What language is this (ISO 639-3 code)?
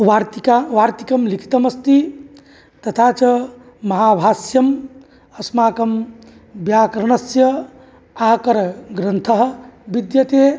san